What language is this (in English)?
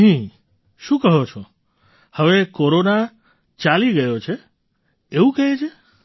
Gujarati